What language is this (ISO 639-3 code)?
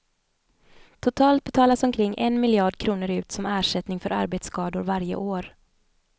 swe